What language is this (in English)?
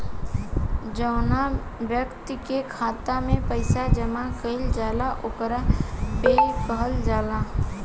Bhojpuri